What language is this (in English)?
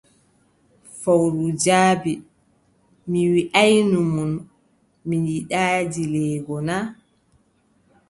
Adamawa Fulfulde